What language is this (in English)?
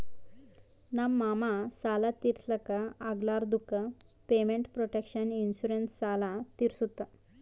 Kannada